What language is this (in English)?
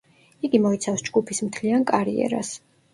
Georgian